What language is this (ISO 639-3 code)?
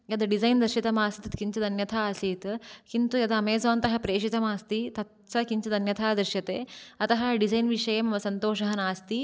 san